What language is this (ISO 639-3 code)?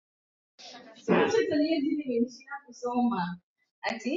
swa